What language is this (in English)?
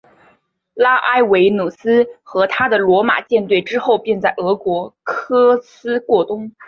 Chinese